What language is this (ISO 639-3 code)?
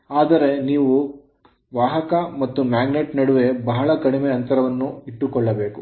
kan